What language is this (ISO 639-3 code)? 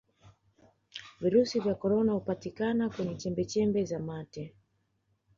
swa